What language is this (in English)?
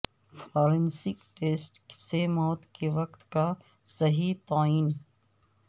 Urdu